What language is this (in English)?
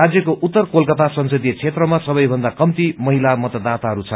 Nepali